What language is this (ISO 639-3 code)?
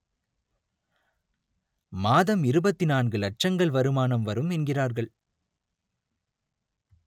tam